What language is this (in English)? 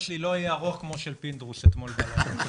Hebrew